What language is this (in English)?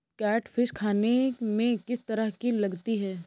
Hindi